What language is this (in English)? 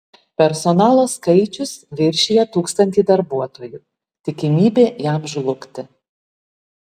Lithuanian